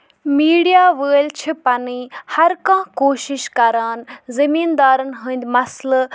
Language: Kashmiri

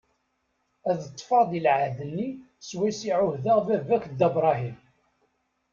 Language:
Kabyle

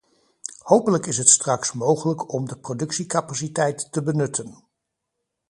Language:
Dutch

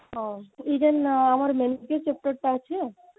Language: Odia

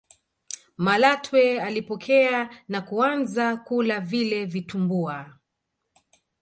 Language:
Swahili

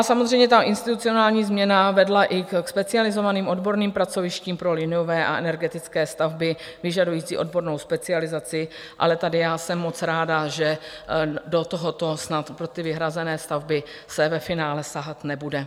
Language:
Czech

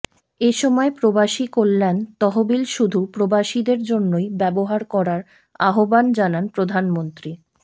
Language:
Bangla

